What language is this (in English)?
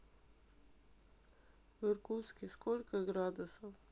Russian